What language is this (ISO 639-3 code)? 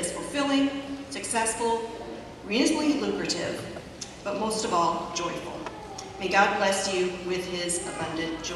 eng